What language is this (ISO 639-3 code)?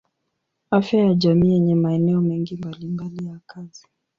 swa